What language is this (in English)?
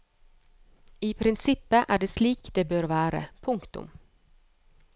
Norwegian